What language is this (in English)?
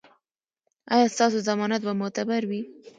Pashto